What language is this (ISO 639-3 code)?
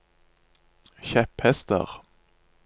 nor